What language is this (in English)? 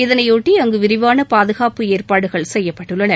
Tamil